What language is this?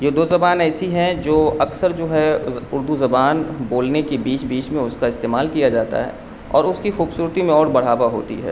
Urdu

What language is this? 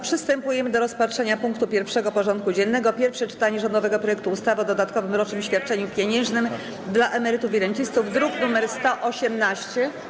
Polish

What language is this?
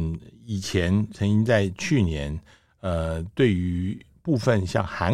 Chinese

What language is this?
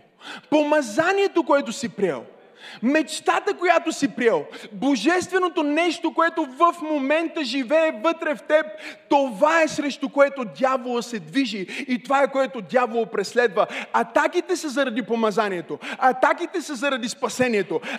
Bulgarian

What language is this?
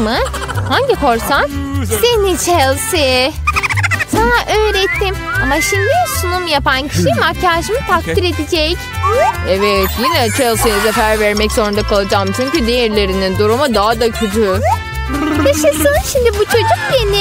Turkish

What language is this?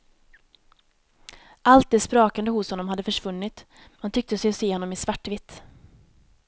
Swedish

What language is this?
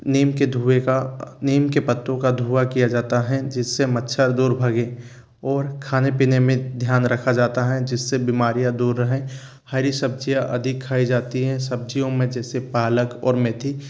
Hindi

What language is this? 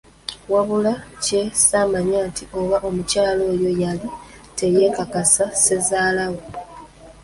Ganda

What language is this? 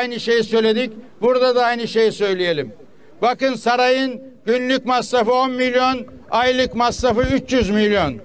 Turkish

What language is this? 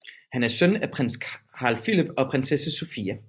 Danish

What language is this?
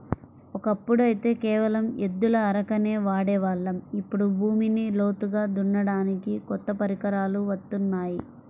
Telugu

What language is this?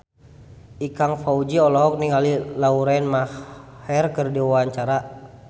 Sundanese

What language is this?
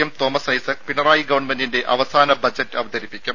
Malayalam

